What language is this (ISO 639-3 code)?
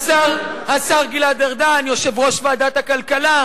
heb